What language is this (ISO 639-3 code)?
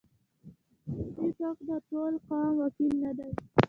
pus